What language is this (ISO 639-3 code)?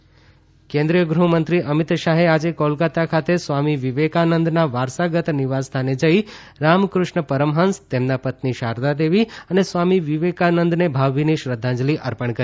guj